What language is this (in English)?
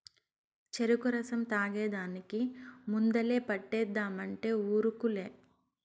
Telugu